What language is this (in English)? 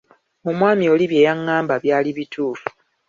Ganda